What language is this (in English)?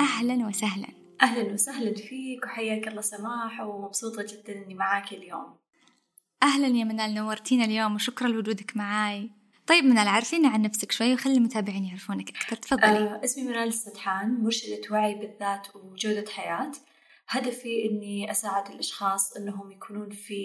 Arabic